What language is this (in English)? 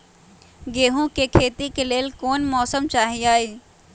Magahi